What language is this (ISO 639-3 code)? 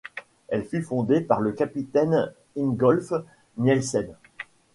fra